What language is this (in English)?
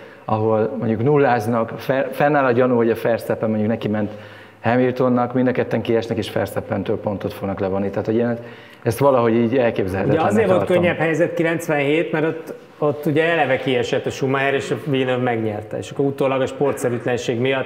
Hungarian